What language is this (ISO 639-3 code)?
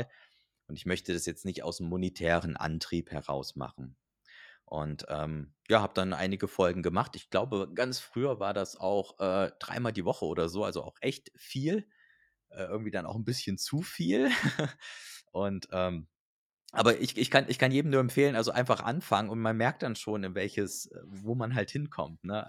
deu